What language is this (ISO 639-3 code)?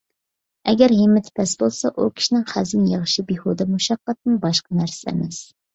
uig